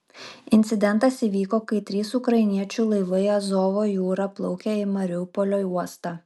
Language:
Lithuanian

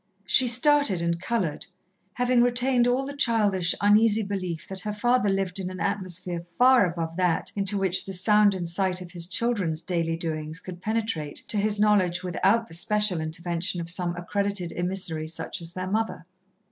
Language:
English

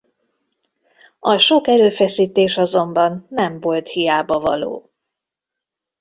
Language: Hungarian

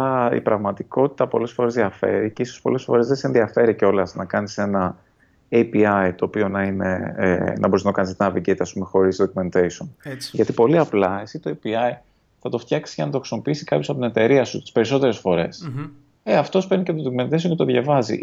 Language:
Greek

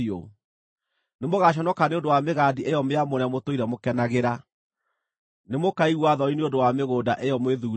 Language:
Kikuyu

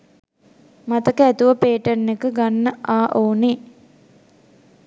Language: Sinhala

